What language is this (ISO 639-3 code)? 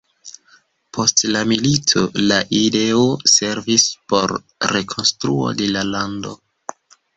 epo